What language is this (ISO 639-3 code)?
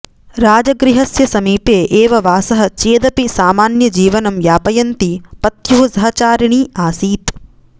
san